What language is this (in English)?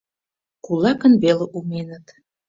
Mari